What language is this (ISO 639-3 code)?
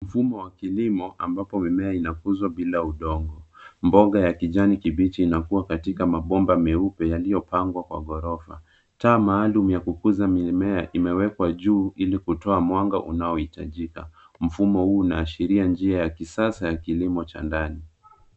swa